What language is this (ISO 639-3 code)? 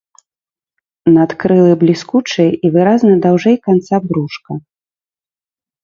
bel